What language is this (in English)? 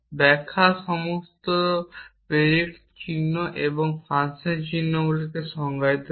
Bangla